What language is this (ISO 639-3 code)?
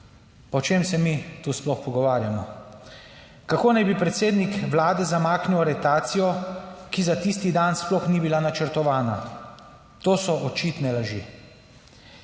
slv